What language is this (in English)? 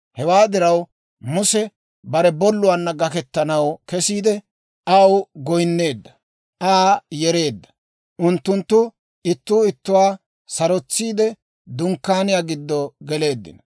Dawro